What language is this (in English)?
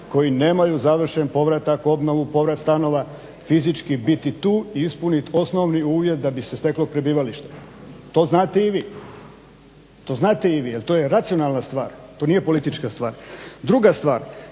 Croatian